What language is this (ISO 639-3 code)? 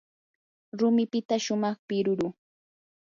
qur